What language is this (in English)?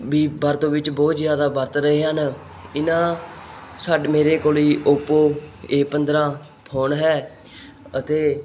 Punjabi